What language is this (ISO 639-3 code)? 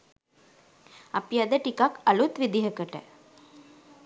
sin